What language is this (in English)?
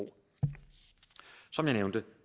Danish